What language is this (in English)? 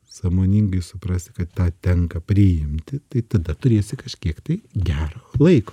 Lithuanian